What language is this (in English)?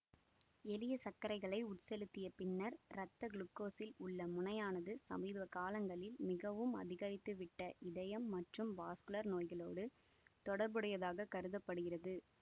Tamil